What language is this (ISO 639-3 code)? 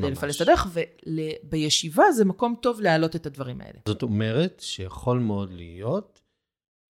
heb